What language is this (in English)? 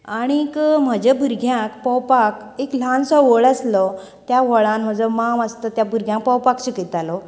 Konkani